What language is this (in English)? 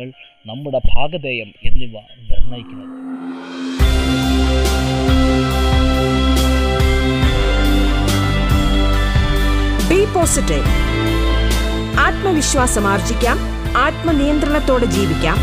Malayalam